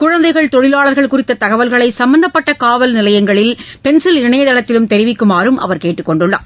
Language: Tamil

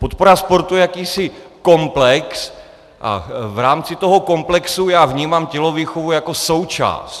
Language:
Czech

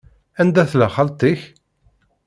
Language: Kabyle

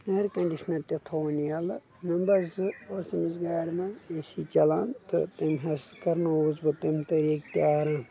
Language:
Kashmiri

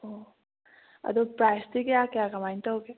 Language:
Manipuri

